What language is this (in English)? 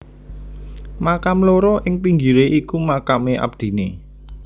Javanese